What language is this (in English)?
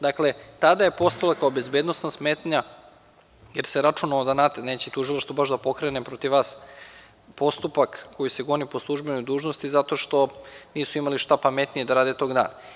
Serbian